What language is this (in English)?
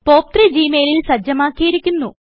Malayalam